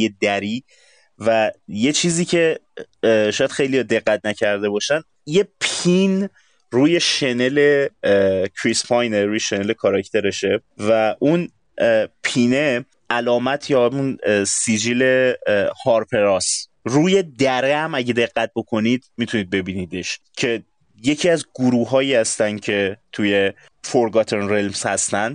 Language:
Persian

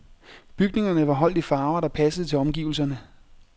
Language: Danish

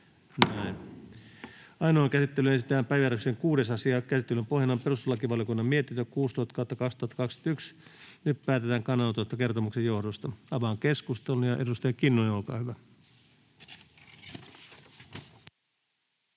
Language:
Finnish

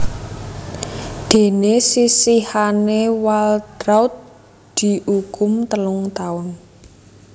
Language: Javanese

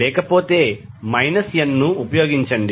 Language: Telugu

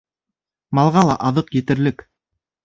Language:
Bashkir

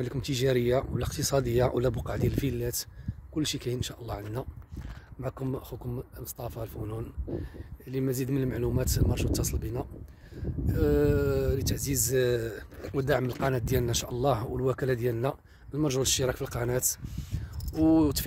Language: Arabic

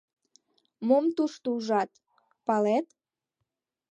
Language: Mari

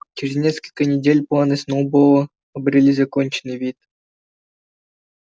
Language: Russian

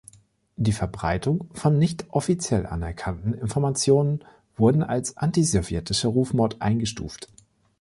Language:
German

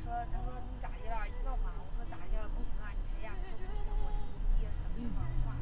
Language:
Chinese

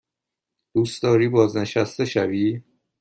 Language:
Persian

